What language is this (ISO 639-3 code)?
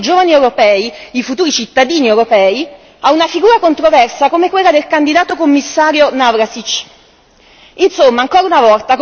ita